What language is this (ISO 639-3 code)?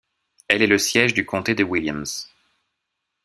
fra